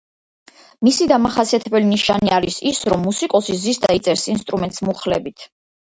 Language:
Georgian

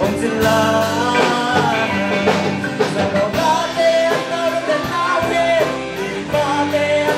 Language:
Vietnamese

